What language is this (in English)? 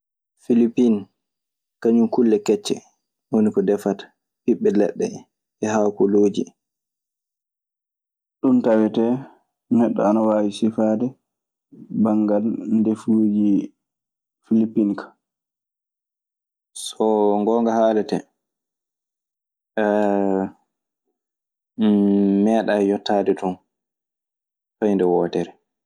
Maasina Fulfulde